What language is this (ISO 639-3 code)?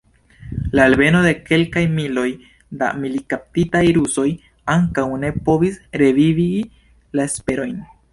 epo